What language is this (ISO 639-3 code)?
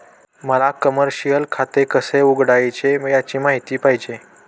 mar